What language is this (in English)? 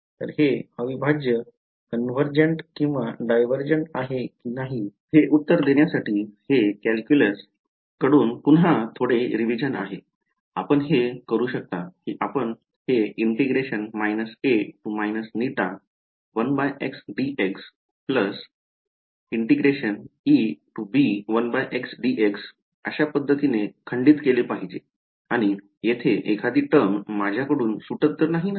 Marathi